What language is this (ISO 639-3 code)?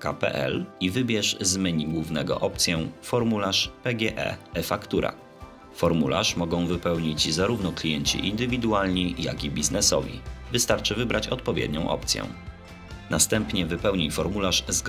pol